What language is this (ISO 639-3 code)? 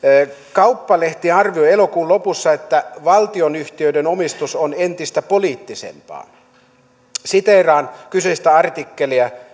fin